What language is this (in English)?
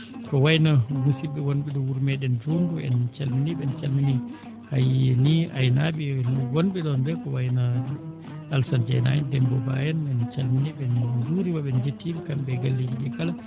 Fula